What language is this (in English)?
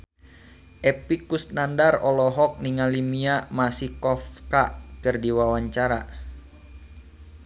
Sundanese